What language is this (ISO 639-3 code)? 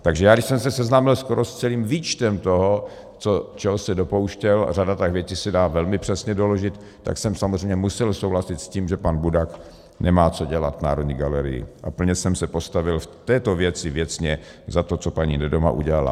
ces